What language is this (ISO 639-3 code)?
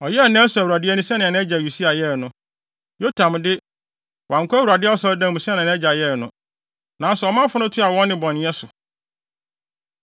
aka